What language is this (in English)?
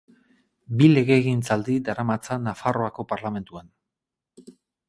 Basque